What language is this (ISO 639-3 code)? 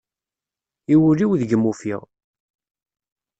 kab